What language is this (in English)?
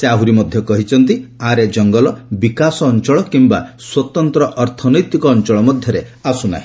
Odia